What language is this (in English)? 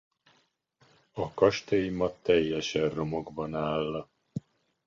Hungarian